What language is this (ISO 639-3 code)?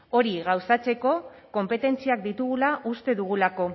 eus